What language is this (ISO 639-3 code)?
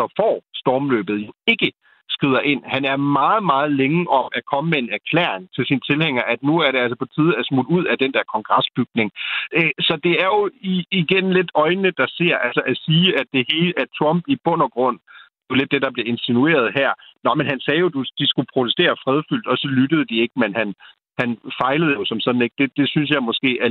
dan